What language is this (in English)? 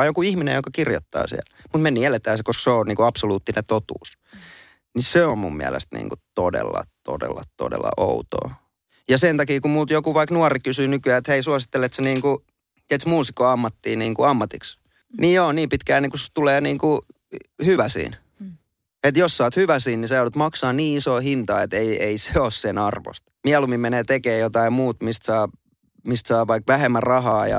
Finnish